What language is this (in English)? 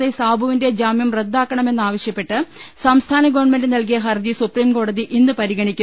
Malayalam